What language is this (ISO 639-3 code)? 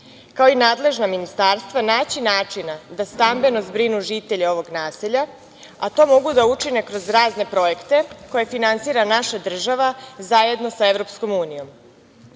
srp